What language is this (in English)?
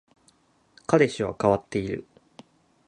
Japanese